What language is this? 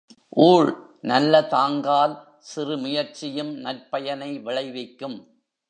Tamil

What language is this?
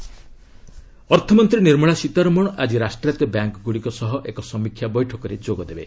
Odia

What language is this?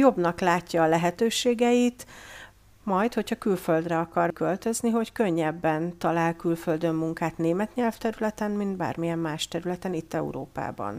Hungarian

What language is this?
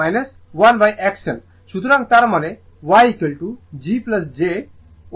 Bangla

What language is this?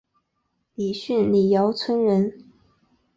Chinese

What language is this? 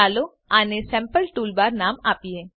Gujarati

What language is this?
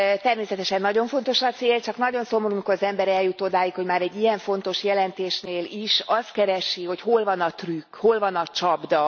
Hungarian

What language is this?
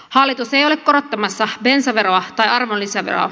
Finnish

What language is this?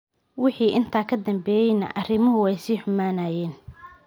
Somali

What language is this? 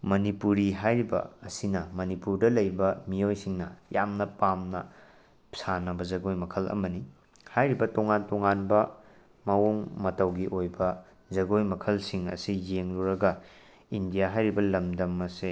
Manipuri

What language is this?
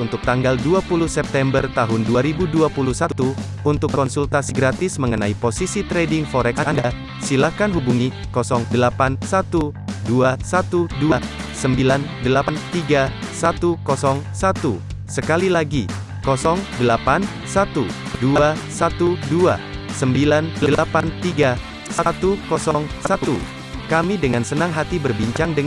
Indonesian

